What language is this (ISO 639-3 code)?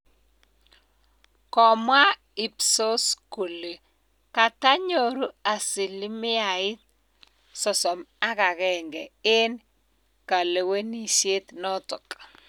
kln